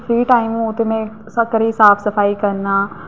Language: Dogri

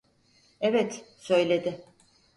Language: Turkish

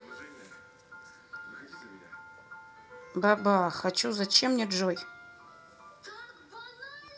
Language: Russian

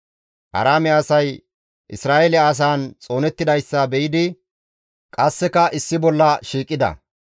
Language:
Gamo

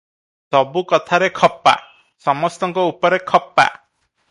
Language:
Odia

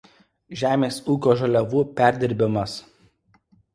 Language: Lithuanian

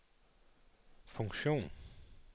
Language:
Danish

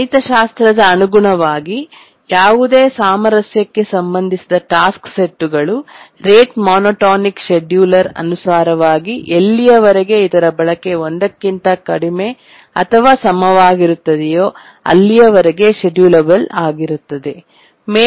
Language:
Kannada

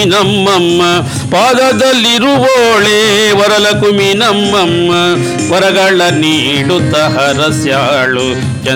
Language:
Kannada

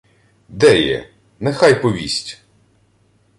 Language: Ukrainian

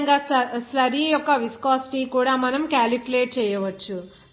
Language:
Telugu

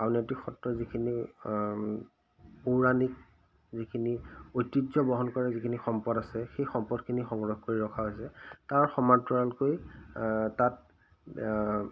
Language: Assamese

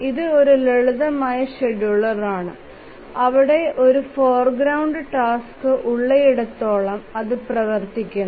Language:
Malayalam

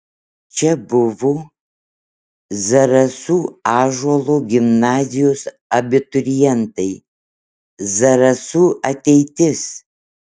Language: Lithuanian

